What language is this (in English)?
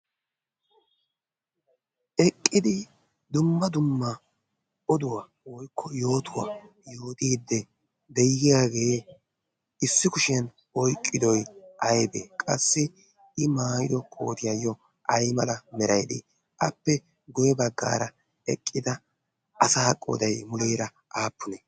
Wolaytta